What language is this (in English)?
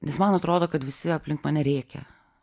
Lithuanian